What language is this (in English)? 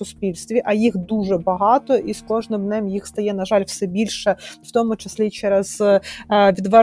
Ukrainian